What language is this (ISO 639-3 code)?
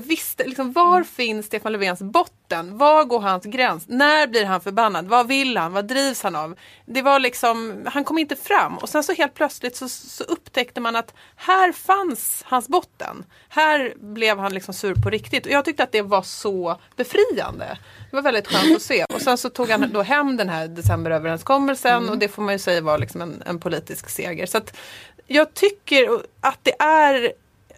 swe